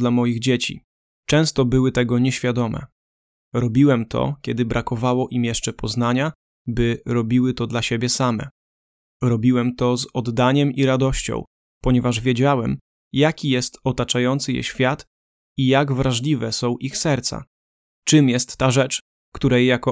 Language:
Polish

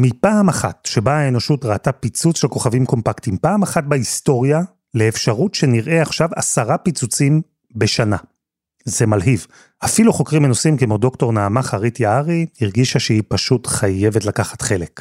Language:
Hebrew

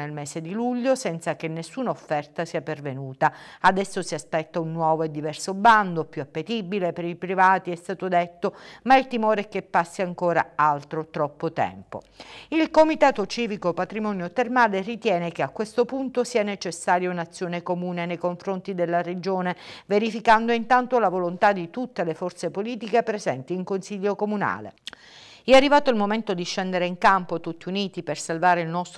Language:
Italian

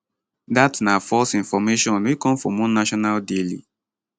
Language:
Nigerian Pidgin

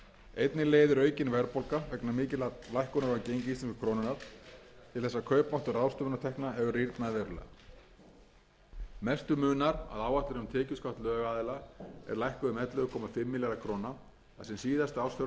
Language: Icelandic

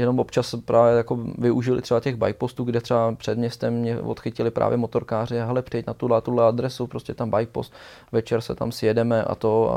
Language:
Czech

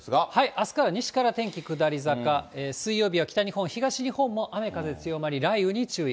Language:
Japanese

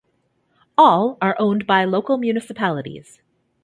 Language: English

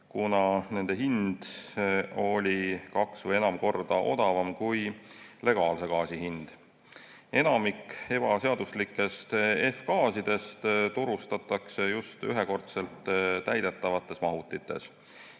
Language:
Estonian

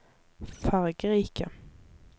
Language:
Norwegian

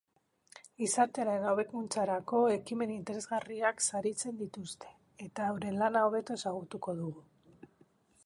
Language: Basque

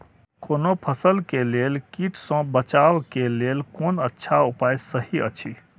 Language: Maithili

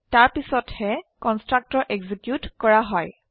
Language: Assamese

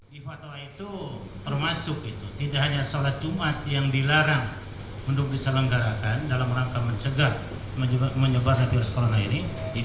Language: Indonesian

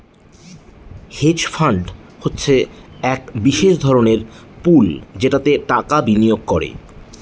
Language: Bangla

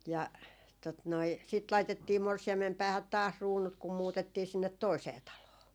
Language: Finnish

